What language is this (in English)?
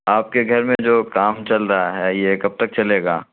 Urdu